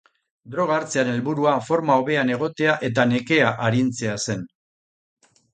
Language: Basque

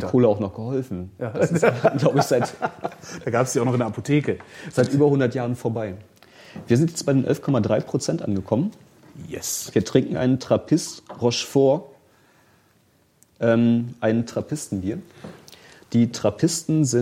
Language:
German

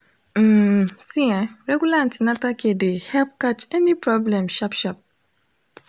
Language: Nigerian Pidgin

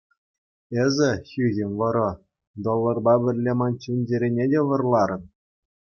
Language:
Chuvash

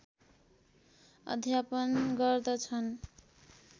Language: Nepali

